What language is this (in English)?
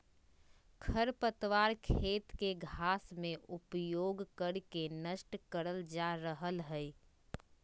Magahi